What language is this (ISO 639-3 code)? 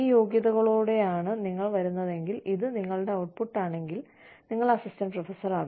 mal